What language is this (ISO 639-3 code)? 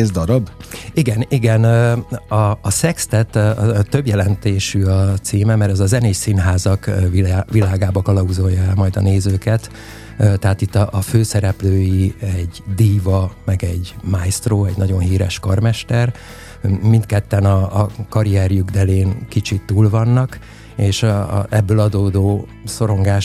hun